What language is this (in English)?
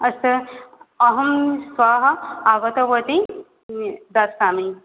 Sanskrit